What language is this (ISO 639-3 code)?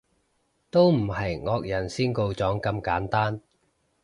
yue